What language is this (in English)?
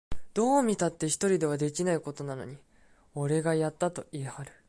Japanese